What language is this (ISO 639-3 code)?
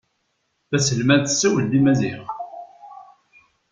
kab